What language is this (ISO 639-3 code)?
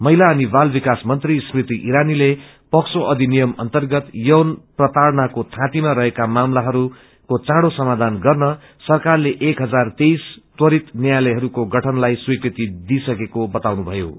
nep